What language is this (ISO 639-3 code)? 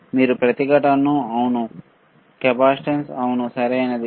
tel